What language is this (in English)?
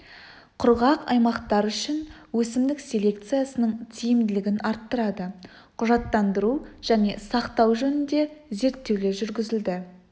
Kazakh